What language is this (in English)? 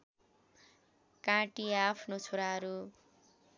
Nepali